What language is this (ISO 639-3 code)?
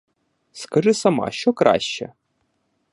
ukr